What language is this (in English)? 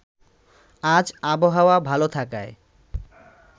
Bangla